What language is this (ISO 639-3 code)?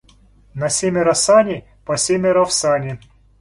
rus